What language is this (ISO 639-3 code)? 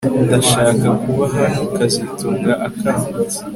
kin